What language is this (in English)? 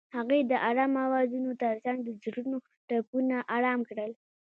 Pashto